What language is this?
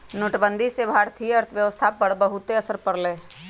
Magahi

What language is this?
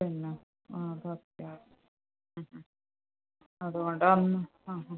Malayalam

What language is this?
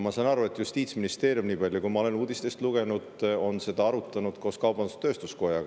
Estonian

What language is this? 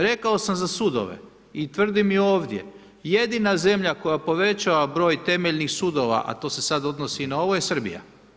Croatian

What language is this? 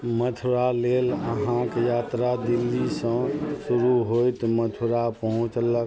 Maithili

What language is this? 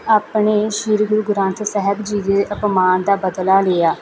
Punjabi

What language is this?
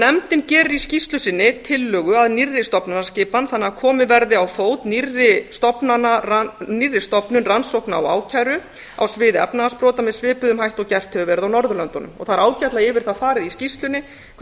Icelandic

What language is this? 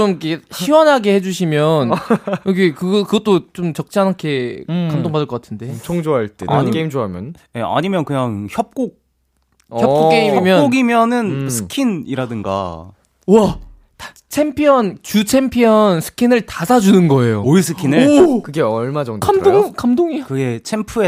Korean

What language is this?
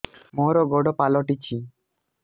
Odia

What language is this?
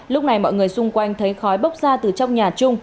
Vietnamese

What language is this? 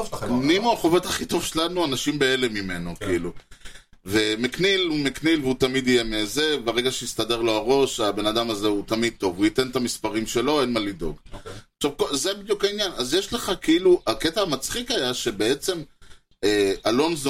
Hebrew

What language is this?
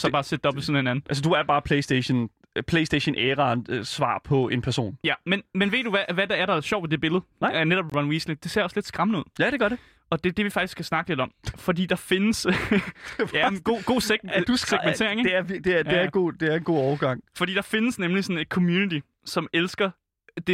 Danish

